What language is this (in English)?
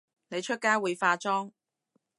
Cantonese